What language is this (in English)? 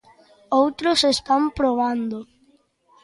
Galician